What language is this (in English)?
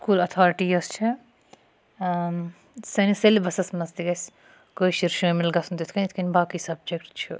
Kashmiri